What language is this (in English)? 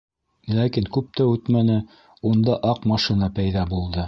Bashkir